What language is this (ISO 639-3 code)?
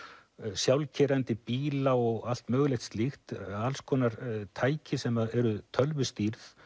isl